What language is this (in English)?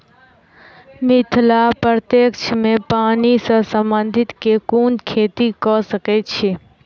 Maithili